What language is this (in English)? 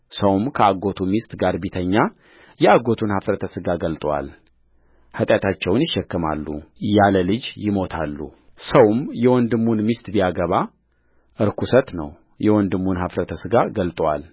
Amharic